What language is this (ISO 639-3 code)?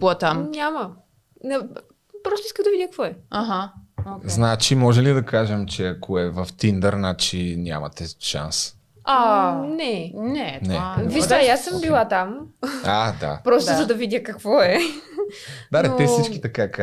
bul